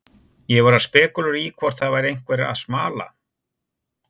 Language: Icelandic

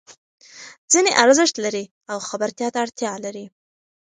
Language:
Pashto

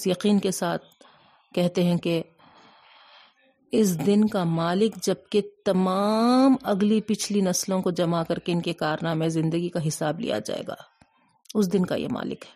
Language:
Urdu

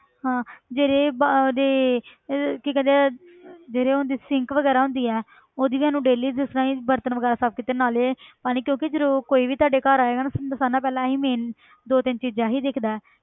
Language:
Punjabi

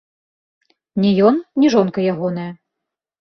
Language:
Belarusian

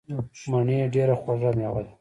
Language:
Pashto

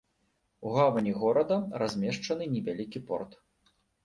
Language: Belarusian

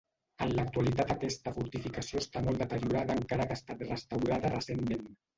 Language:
Catalan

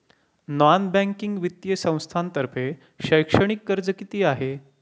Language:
Marathi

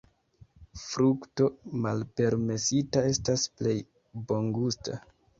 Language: Esperanto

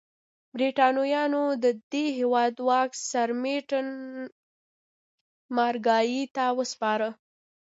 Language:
Pashto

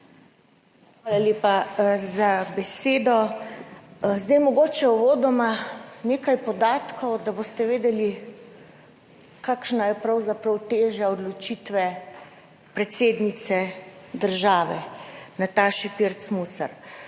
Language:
Slovenian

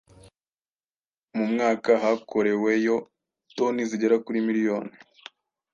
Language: Kinyarwanda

